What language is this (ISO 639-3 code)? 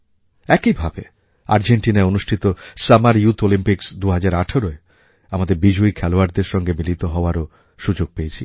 ben